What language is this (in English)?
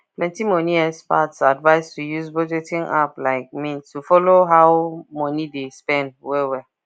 Nigerian Pidgin